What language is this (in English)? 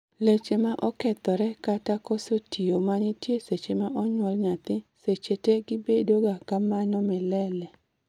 Luo (Kenya and Tanzania)